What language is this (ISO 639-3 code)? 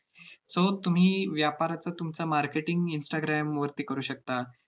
mar